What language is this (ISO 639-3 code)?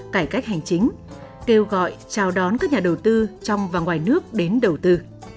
vie